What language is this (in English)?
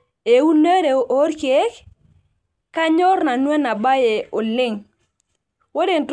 Masai